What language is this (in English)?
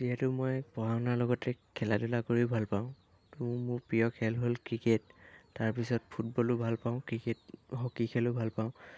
Assamese